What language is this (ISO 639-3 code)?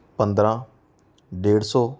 pan